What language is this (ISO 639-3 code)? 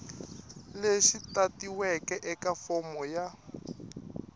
tso